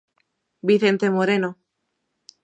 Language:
Galician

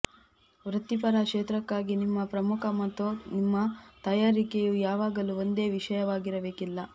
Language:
Kannada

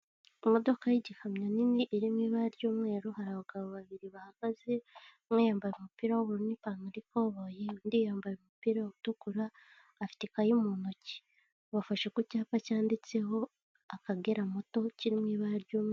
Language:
Kinyarwanda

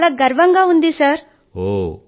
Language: Telugu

